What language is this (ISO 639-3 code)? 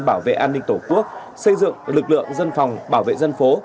vie